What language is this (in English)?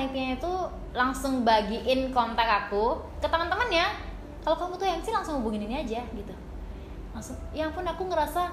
Indonesian